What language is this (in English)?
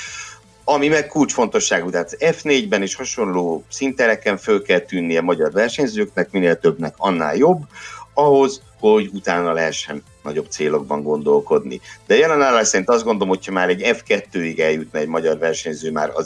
Hungarian